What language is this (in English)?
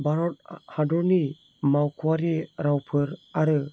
Bodo